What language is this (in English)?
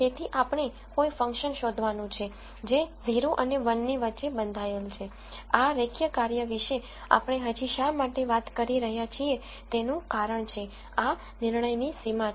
Gujarati